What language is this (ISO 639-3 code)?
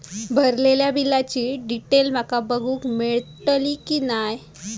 mar